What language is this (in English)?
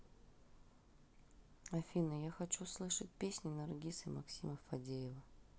Russian